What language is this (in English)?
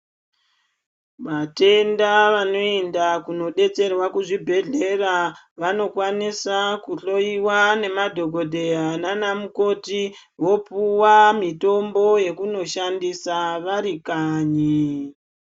Ndau